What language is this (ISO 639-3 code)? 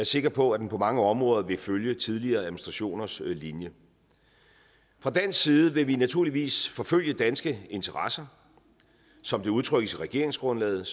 dan